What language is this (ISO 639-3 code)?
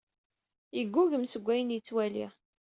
kab